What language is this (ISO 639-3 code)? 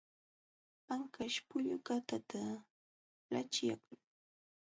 qxw